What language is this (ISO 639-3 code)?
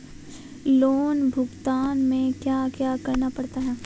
mag